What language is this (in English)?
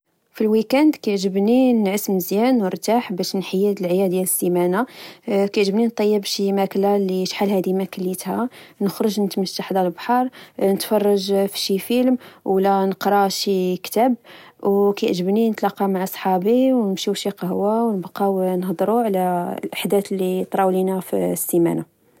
Moroccan Arabic